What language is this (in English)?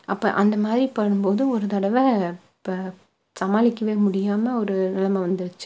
Tamil